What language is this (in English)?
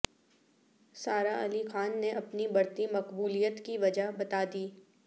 Urdu